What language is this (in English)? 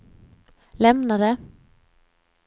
Swedish